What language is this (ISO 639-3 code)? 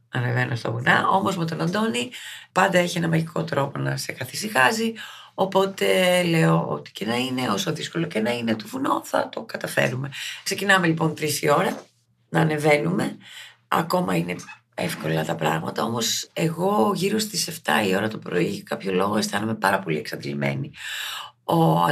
ell